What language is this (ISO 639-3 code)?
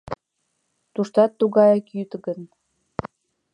chm